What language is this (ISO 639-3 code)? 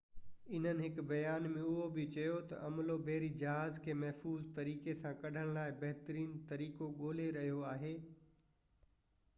snd